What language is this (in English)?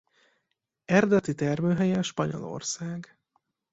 Hungarian